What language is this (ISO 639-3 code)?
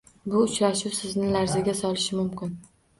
uzb